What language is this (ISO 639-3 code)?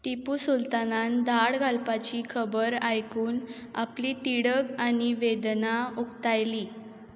kok